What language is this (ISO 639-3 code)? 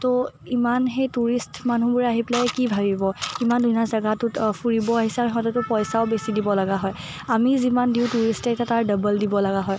asm